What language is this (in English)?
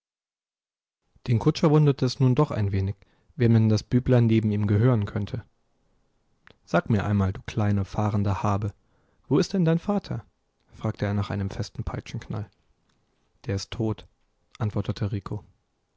German